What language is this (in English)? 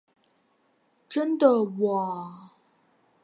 Chinese